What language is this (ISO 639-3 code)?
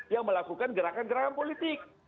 ind